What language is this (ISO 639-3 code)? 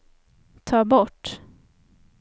swe